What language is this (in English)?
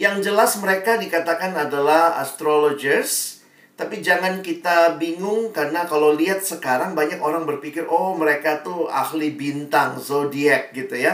Indonesian